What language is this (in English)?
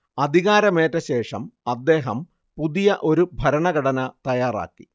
Malayalam